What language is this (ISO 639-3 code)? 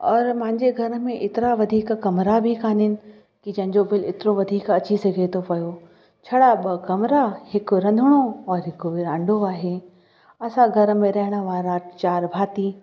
snd